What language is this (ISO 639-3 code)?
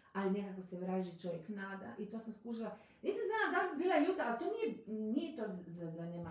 hrv